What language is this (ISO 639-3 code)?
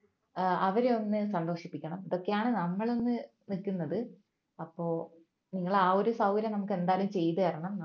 mal